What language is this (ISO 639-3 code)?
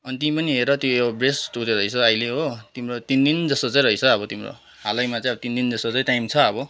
nep